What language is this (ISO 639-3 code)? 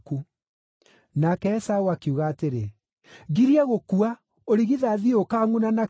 kik